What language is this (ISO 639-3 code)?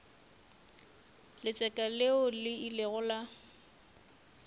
nso